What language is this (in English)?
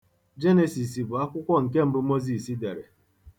Igbo